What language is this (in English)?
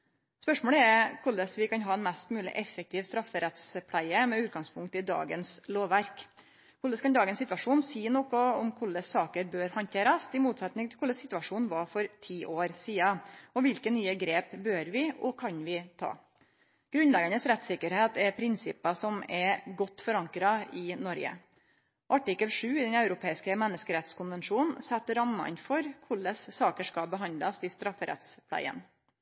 Norwegian Nynorsk